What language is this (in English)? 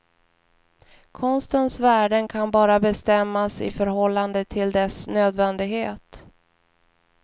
Swedish